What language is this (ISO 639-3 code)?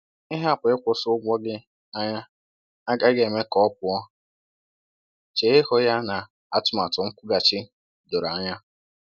ibo